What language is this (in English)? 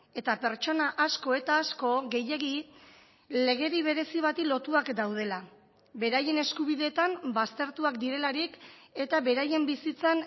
Basque